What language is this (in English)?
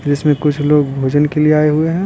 Hindi